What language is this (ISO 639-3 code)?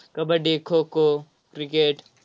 mar